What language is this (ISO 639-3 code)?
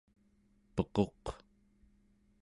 esu